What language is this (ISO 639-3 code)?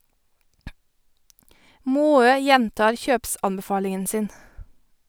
nor